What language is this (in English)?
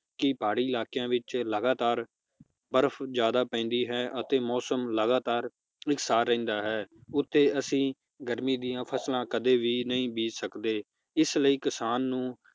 Punjabi